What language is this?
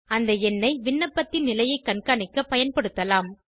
Tamil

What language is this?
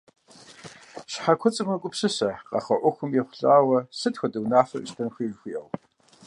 Kabardian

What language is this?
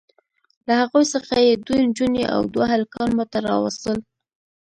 Pashto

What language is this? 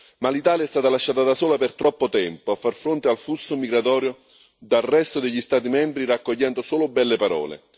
Italian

